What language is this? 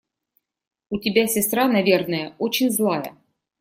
Russian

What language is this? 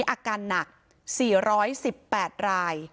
Thai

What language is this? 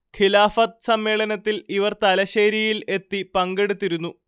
Malayalam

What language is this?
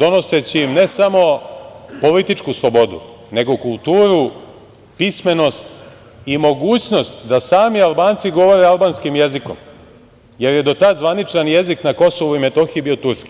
Serbian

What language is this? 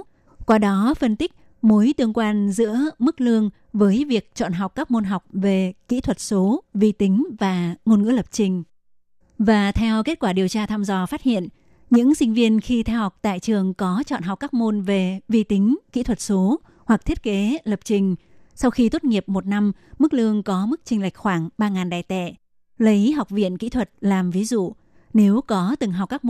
Vietnamese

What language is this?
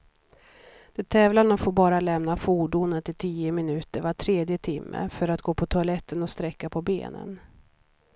Swedish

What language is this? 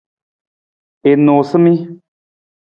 Nawdm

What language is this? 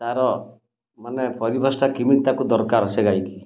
Odia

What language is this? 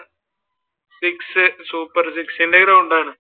Malayalam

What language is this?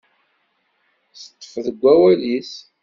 Kabyle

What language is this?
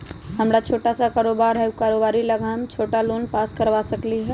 Magahi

